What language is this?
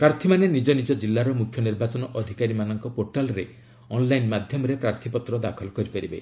Odia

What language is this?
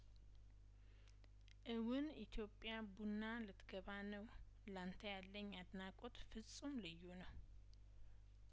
Amharic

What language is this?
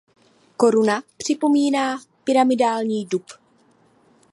Czech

